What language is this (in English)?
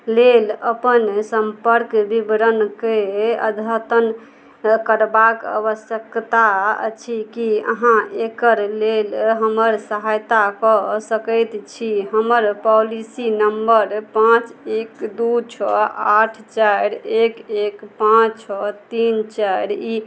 Maithili